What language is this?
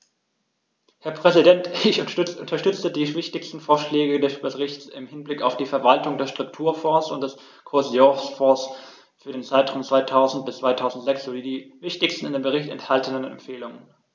German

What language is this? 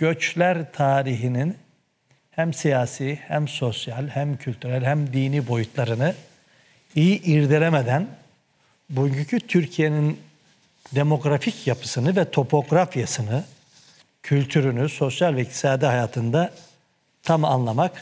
Turkish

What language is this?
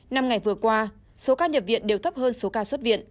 Vietnamese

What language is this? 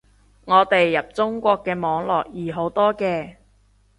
Cantonese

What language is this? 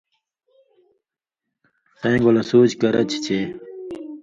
Indus Kohistani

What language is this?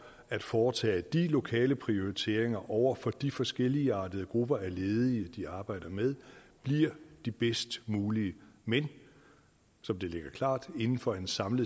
Danish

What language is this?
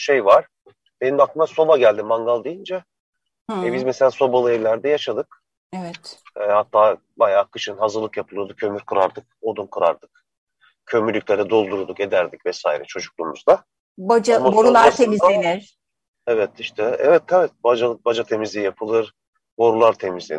Turkish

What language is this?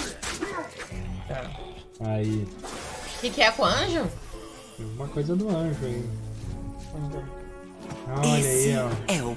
Portuguese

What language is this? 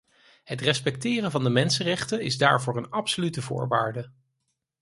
Dutch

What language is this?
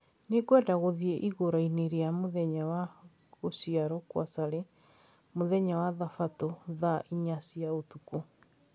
Kikuyu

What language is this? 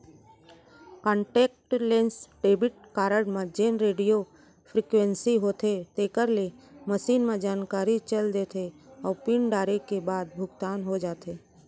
Chhattisgarhi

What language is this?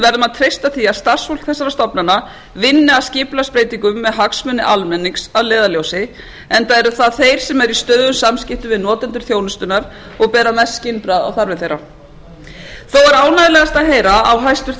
Icelandic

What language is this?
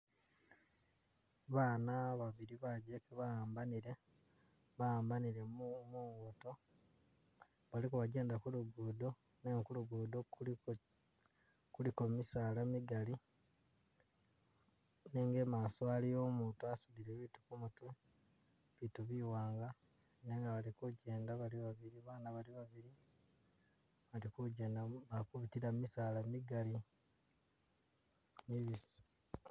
Masaaba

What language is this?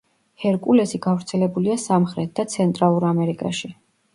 Georgian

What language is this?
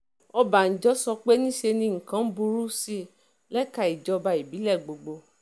Yoruba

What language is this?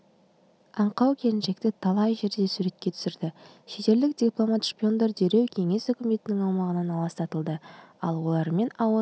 Kazakh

